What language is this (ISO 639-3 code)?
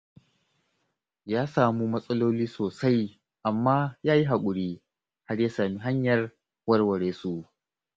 hau